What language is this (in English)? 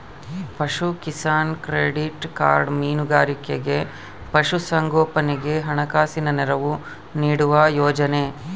Kannada